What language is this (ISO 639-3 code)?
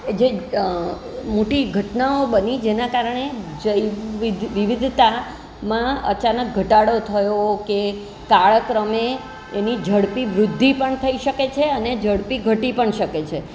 guj